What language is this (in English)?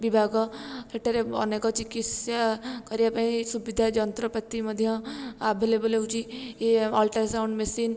Odia